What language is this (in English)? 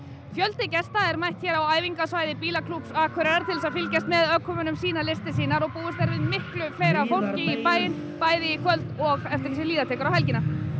Icelandic